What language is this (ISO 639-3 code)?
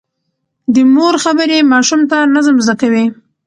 pus